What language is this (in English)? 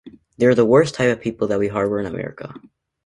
English